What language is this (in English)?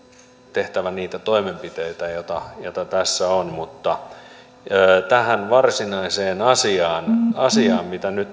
Finnish